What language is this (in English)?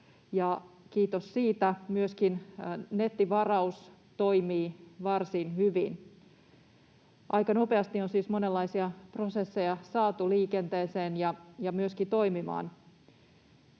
Finnish